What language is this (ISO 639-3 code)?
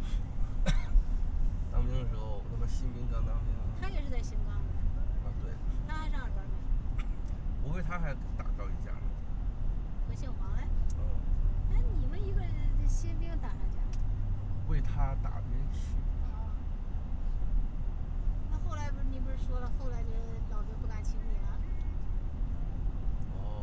zho